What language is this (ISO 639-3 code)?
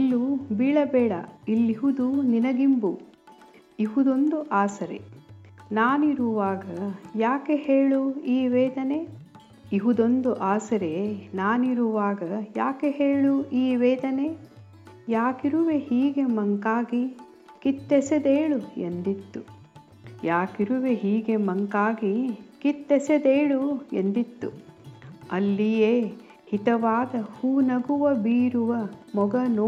kan